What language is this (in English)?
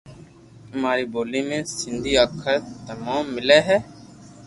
Loarki